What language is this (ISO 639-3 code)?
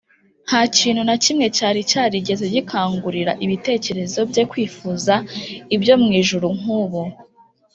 kin